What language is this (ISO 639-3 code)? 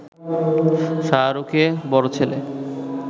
ben